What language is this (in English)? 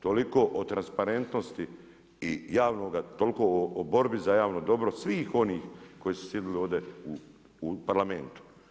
Croatian